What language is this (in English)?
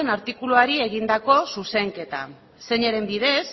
Basque